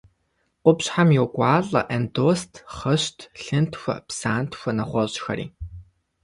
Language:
Kabardian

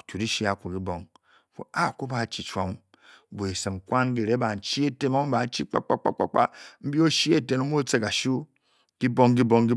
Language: Bokyi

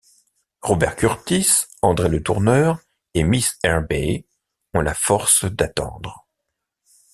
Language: French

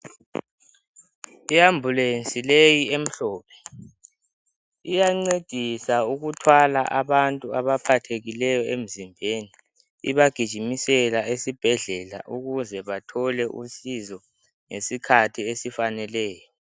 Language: North Ndebele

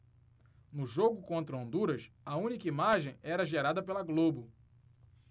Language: Portuguese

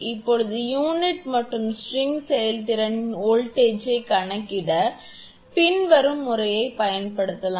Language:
Tamil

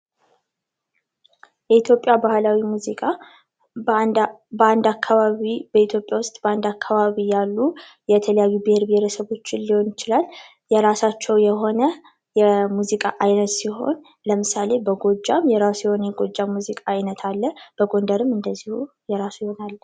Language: Amharic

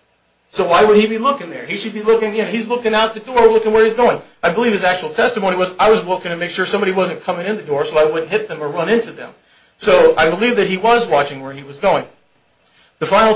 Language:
English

